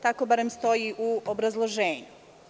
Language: Serbian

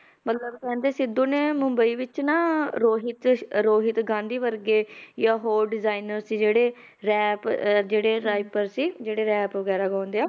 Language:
Punjabi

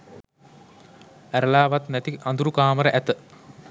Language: Sinhala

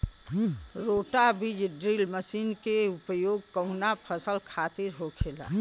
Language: Bhojpuri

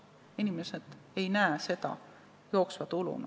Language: Estonian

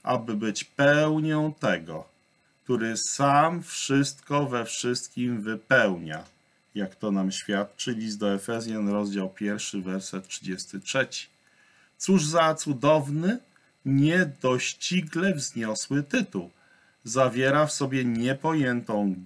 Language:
Polish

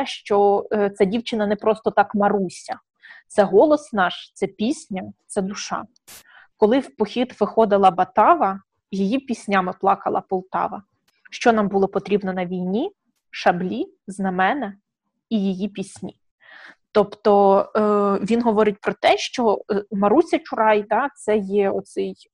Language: Ukrainian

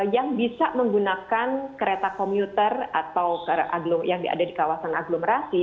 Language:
Indonesian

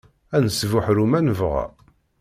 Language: Kabyle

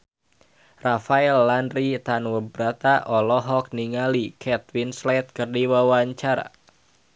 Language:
Sundanese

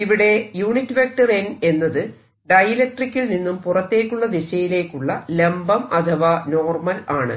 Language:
Malayalam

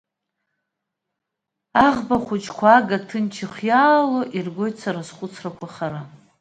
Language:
Abkhazian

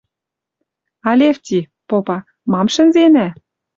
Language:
Western Mari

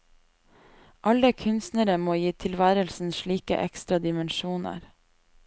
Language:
Norwegian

